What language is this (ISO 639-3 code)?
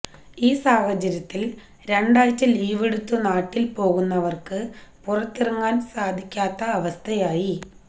mal